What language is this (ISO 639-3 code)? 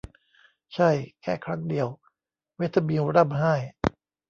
tha